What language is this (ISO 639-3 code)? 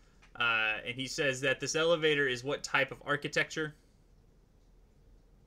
eng